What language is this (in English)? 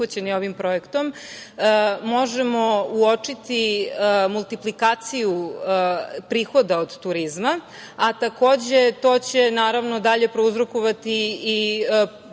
Serbian